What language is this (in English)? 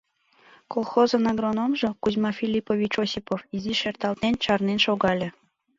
Mari